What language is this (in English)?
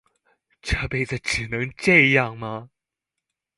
Chinese